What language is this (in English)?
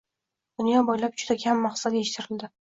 Uzbek